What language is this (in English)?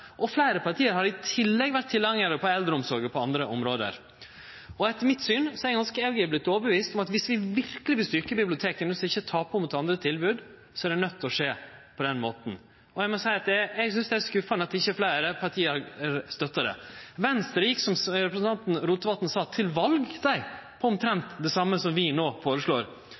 Norwegian Nynorsk